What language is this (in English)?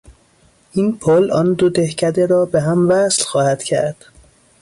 Persian